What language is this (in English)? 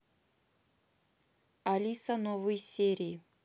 Russian